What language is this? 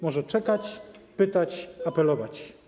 Polish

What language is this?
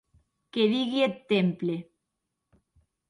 Occitan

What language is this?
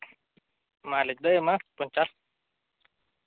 Santali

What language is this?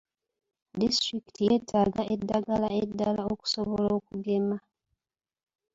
Ganda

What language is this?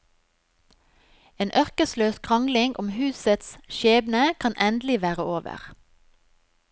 Norwegian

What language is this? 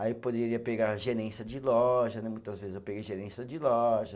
Portuguese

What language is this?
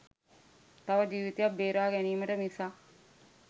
Sinhala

